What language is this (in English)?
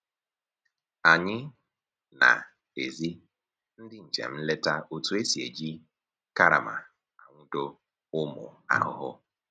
Igbo